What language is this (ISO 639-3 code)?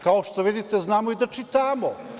srp